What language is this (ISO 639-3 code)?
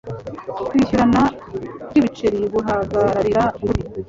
kin